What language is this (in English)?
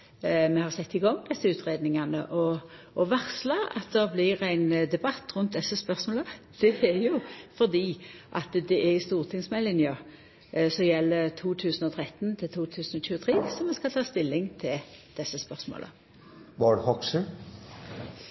Norwegian Nynorsk